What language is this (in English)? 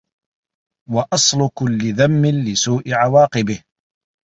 Arabic